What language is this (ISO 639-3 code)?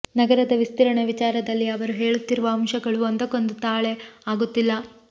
kan